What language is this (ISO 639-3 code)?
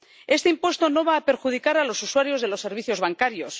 spa